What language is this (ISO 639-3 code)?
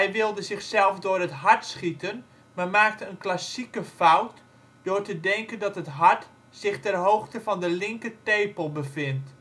nld